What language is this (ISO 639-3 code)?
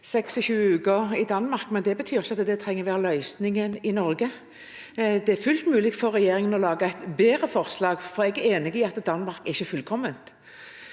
nor